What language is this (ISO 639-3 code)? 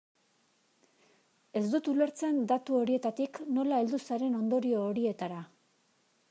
eus